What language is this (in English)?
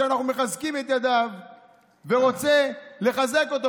Hebrew